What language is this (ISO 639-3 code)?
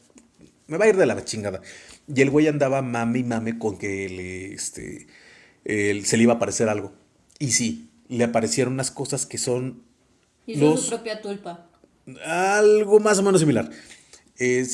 spa